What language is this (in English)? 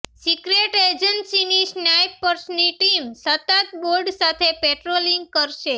Gujarati